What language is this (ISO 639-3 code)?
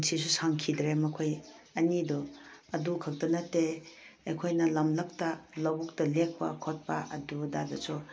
mni